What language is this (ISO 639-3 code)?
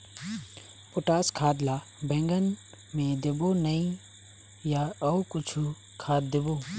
hne